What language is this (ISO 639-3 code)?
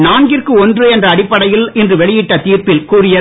tam